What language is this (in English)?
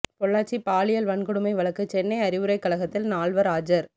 Tamil